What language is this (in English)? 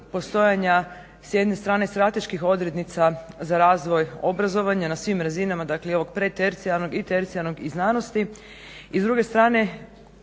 Croatian